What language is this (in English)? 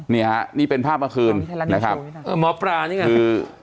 Thai